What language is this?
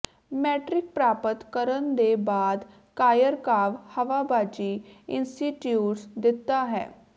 Punjabi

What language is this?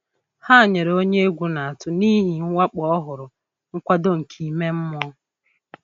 Igbo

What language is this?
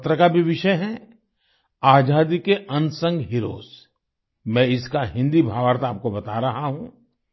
Hindi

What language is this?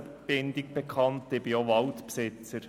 Swiss German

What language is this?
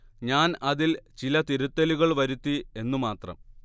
Malayalam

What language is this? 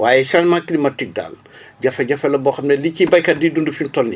Wolof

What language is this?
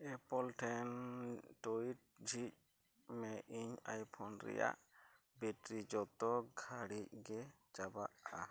Santali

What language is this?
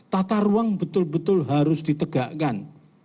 Indonesian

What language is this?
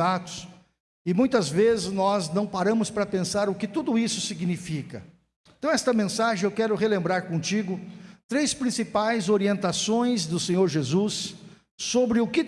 Portuguese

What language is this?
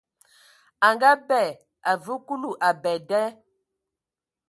Ewondo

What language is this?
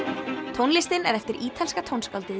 Icelandic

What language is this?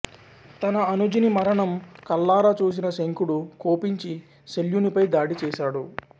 Telugu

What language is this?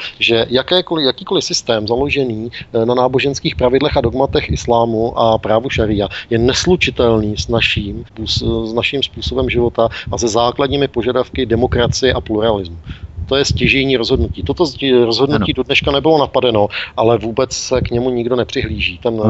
Czech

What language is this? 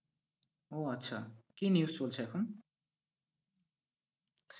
Bangla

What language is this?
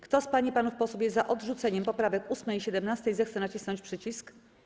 Polish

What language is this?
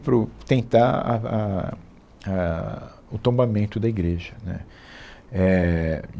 Portuguese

